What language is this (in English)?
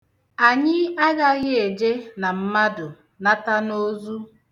Igbo